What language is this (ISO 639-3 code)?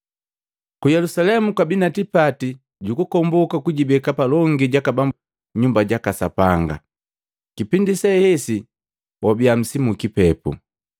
mgv